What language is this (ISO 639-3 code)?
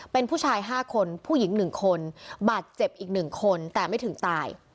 tha